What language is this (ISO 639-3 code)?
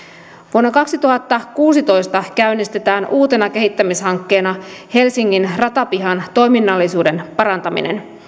fin